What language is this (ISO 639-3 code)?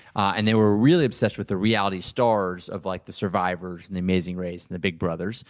eng